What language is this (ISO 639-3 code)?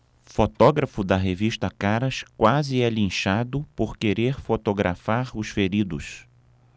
por